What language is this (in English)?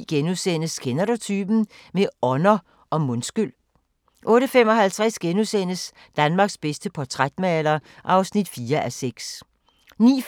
Danish